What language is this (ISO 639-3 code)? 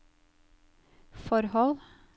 nor